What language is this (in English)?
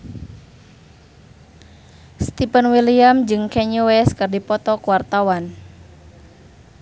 Sundanese